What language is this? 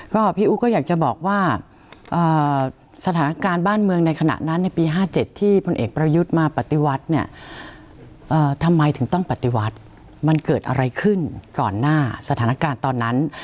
Thai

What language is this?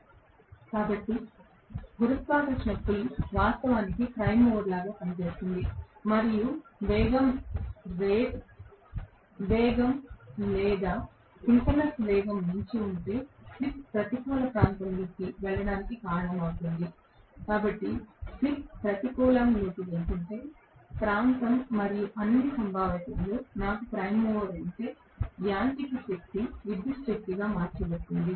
Telugu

